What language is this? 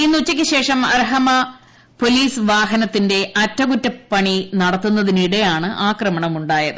Malayalam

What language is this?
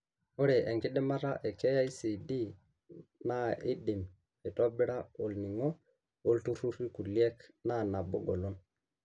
Masai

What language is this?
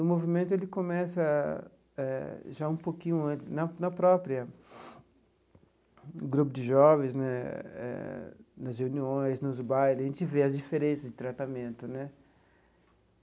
Portuguese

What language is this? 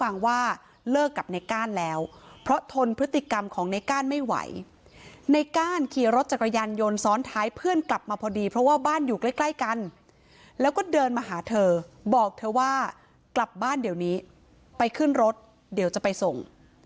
Thai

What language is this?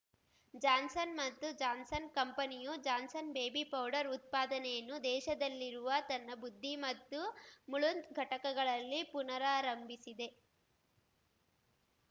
Kannada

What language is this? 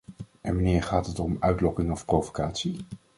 Dutch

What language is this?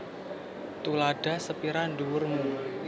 Javanese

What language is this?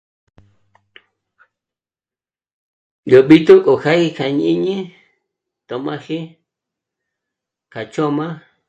Michoacán Mazahua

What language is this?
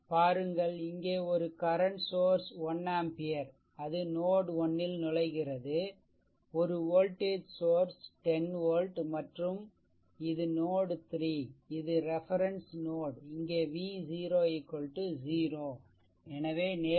Tamil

